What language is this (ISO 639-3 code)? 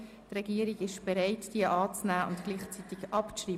gsw